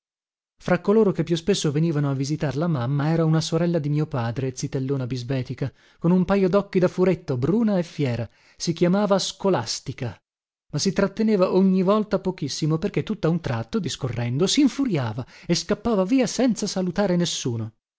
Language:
Italian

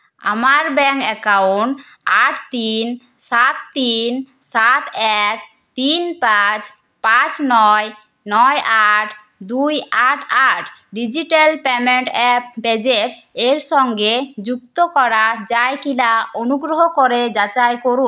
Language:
Bangla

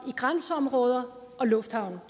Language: Danish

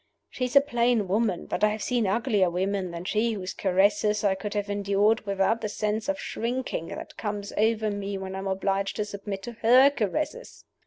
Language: English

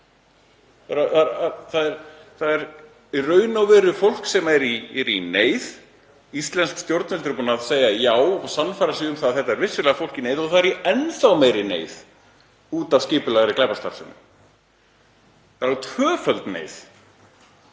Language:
Icelandic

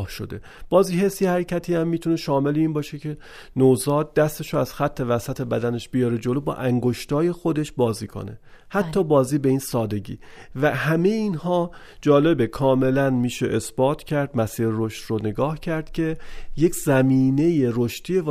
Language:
Persian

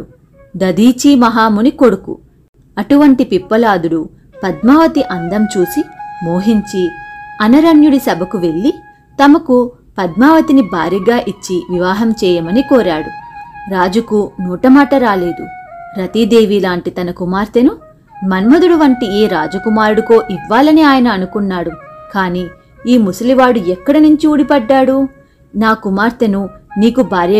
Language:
Telugu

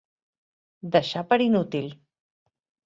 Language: Catalan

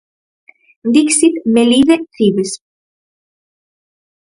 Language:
Galician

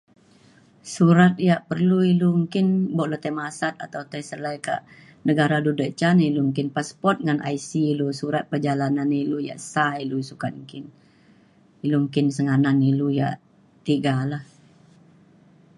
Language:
Mainstream Kenyah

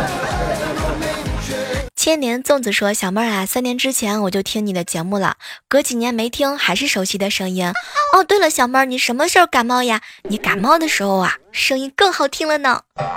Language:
Chinese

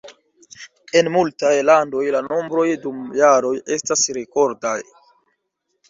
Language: Esperanto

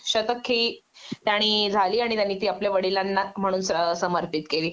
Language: Marathi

